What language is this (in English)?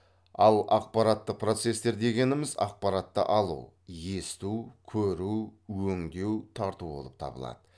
Kazakh